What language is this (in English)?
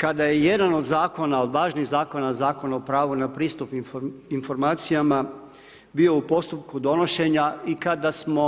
Croatian